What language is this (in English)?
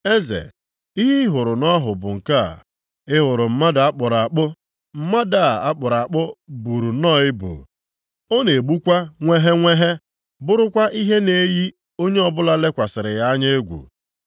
Igbo